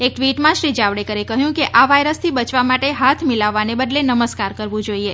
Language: Gujarati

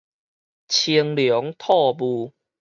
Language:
Min Nan Chinese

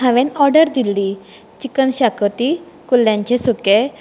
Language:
Konkani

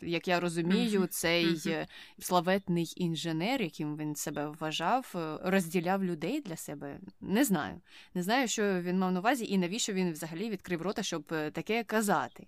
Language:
Ukrainian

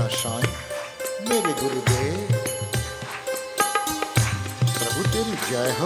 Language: Hindi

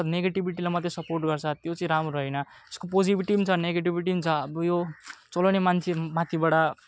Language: Nepali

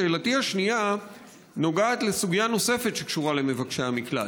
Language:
Hebrew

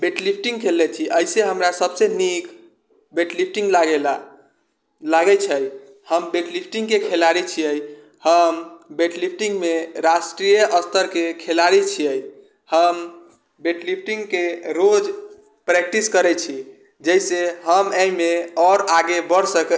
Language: Maithili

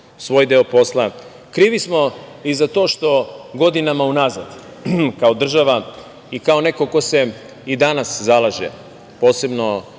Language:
Serbian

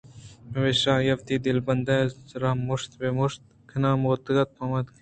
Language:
Eastern Balochi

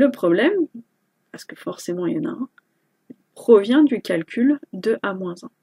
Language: French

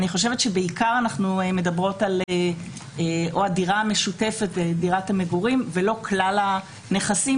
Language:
Hebrew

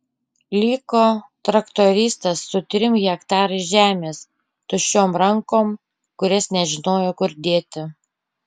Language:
Lithuanian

